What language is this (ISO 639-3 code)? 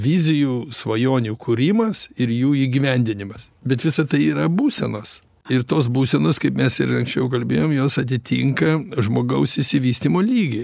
lit